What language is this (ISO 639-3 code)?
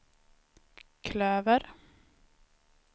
swe